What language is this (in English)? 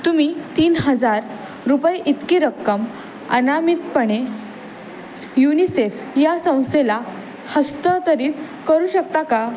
Marathi